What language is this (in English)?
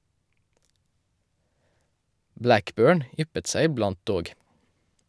Norwegian